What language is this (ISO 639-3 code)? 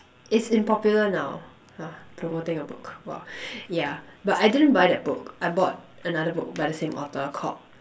eng